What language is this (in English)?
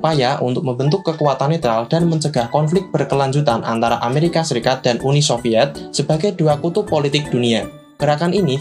Indonesian